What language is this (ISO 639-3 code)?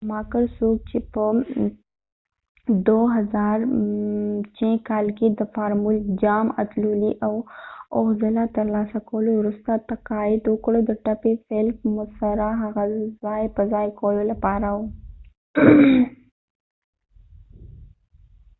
pus